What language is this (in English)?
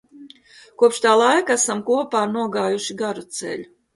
Latvian